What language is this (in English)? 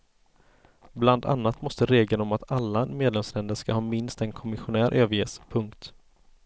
Swedish